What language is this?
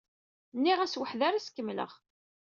Kabyle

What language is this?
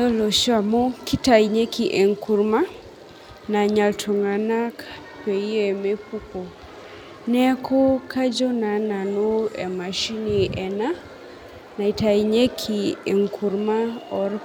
Masai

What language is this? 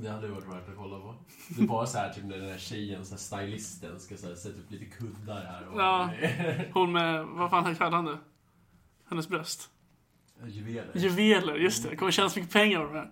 Swedish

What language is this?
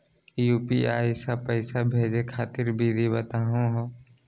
Magahi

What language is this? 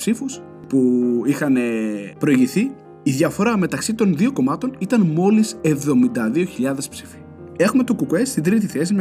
Greek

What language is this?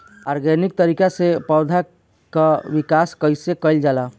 Bhojpuri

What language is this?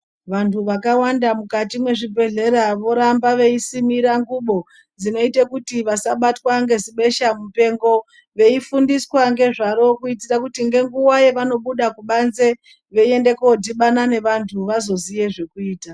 Ndau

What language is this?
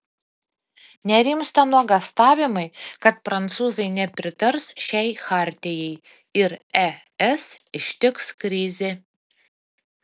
Lithuanian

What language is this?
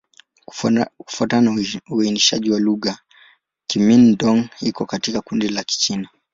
Swahili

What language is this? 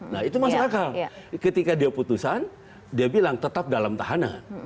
Indonesian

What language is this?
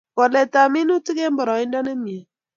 Kalenjin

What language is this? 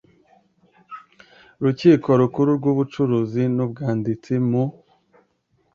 Kinyarwanda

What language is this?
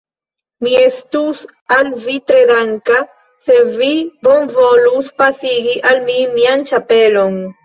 Esperanto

